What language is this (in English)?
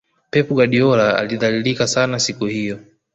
Swahili